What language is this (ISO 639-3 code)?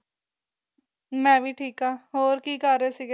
pan